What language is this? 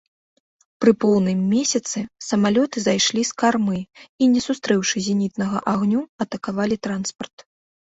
Belarusian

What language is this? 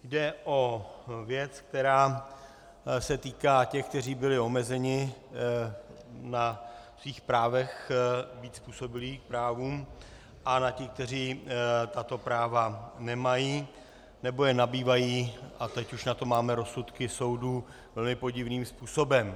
Czech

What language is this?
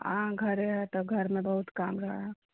Maithili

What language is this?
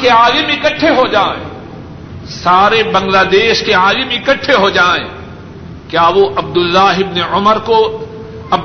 Urdu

